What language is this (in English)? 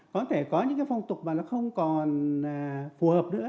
Vietnamese